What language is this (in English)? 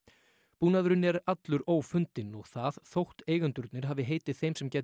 Icelandic